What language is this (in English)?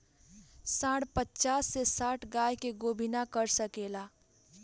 Bhojpuri